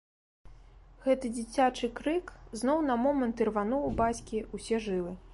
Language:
Belarusian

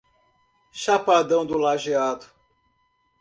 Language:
Portuguese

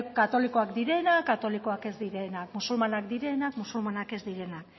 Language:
Basque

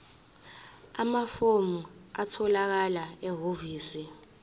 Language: Zulu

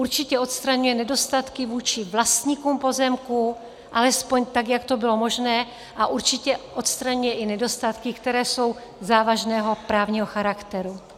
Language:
Czech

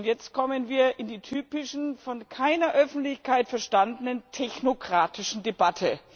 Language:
German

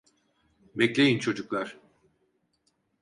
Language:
Turkish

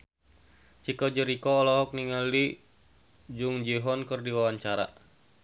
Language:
Sundanese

